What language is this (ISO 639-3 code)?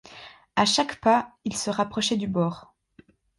fra